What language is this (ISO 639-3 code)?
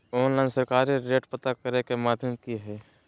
mag